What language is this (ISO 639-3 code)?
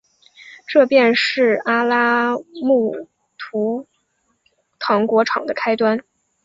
zho